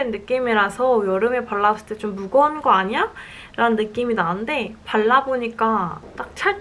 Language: Korean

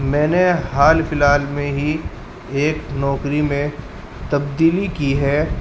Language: Urdu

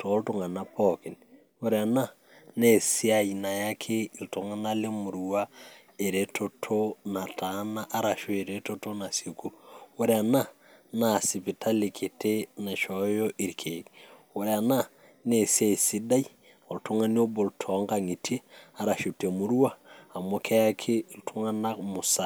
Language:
Masai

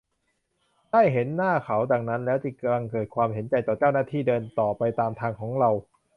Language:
Thai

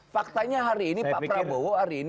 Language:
Indonesian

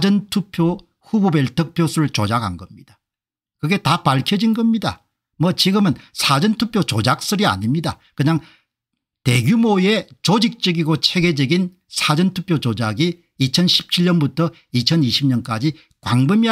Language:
Korean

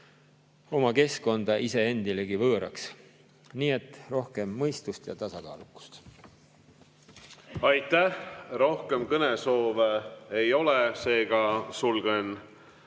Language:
Estonian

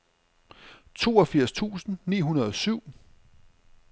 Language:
Danish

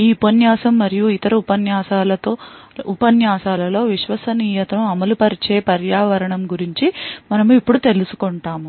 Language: Telugu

